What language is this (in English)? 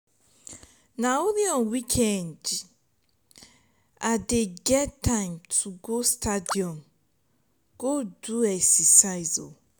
Nigerian Pidgin